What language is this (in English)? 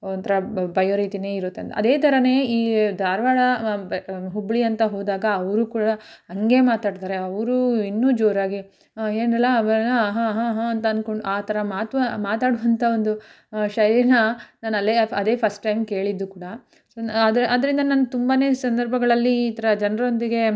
Kannada